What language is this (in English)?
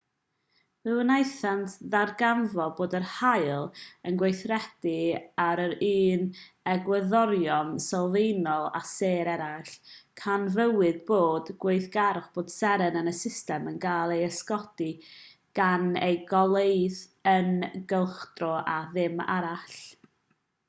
Welsh